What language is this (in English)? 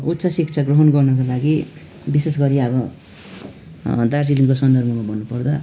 Nepali